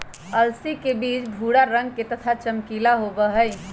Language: Magahi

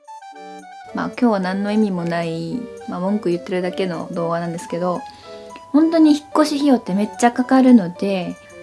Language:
Japanese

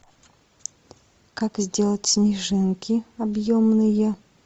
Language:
Russian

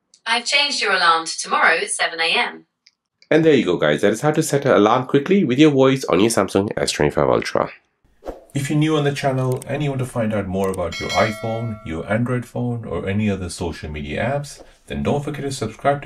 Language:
English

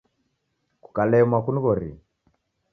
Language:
Taita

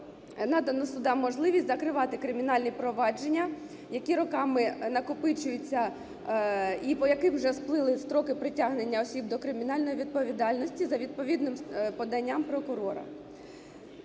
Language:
Ukrainian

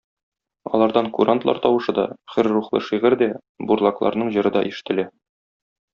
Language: Tatar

